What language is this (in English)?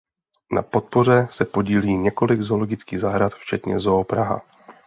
Czech